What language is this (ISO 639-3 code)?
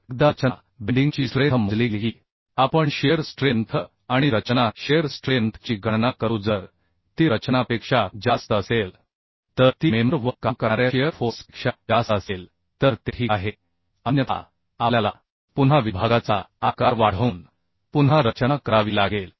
mar